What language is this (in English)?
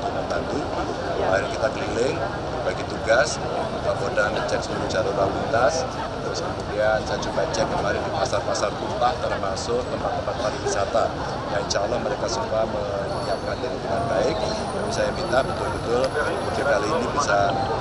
Indonesian